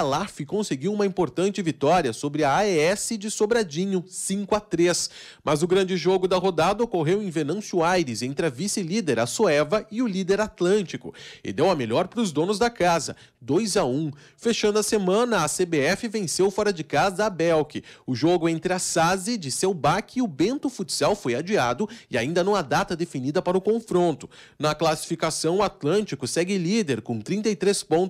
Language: Portuguese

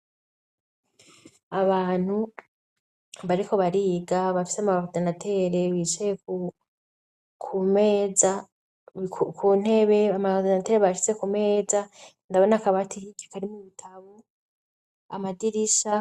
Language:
Rundi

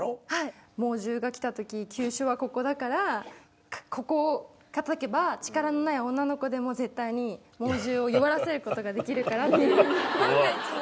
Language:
Japanese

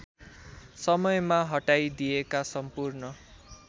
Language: Nepali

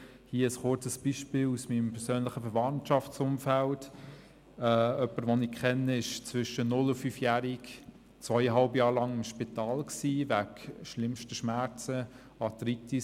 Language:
Swiss German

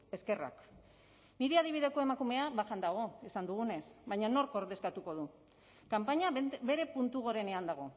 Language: Basque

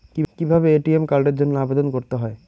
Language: Bangla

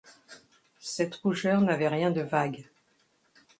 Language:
French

